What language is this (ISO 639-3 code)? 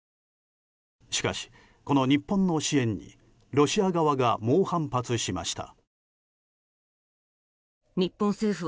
jpn